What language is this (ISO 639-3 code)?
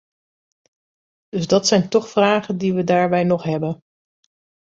nld